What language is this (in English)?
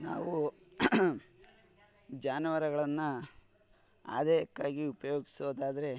Kannada